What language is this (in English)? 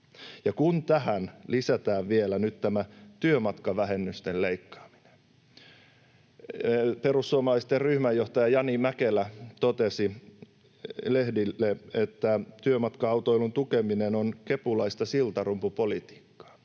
Finnish